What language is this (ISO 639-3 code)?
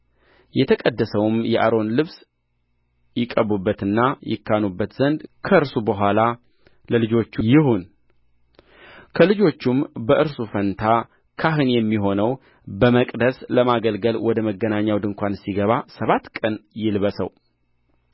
amh